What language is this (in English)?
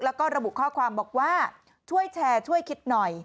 Thai